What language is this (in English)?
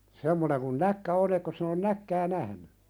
Finnish